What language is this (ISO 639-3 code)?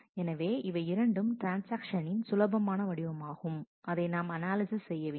tam